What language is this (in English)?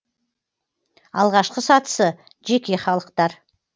Kazakh